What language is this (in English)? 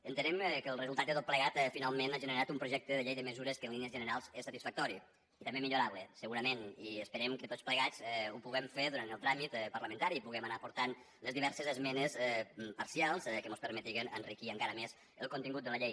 Catalan